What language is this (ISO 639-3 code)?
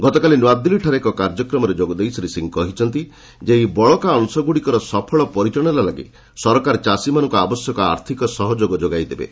ori